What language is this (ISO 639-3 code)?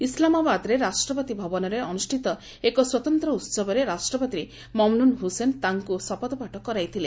ori